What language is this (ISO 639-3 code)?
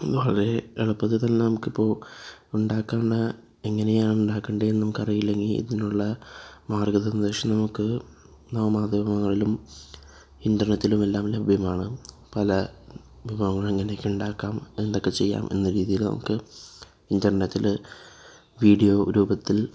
mal